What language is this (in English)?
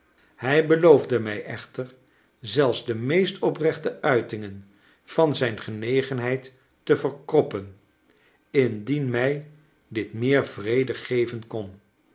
Dutch